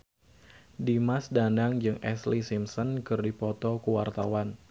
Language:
Sundanese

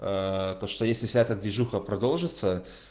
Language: Russian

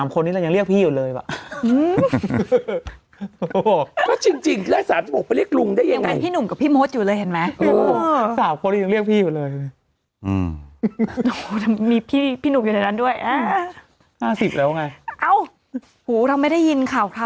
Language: Thai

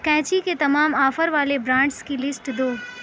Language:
Urdu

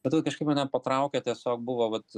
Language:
Lithuanian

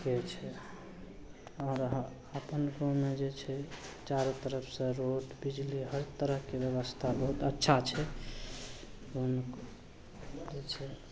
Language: Maithili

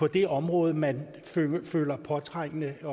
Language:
Danish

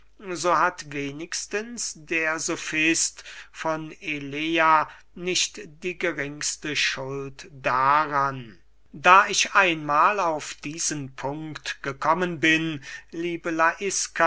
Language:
German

